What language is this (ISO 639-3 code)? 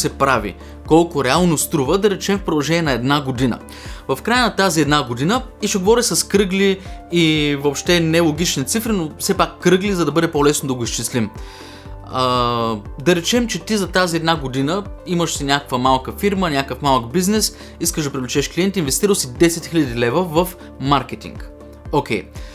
bul